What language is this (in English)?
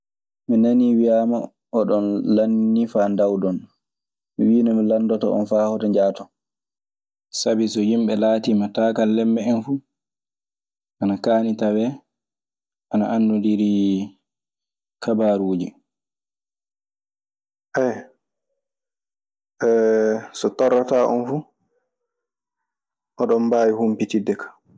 Maasina Fulfulde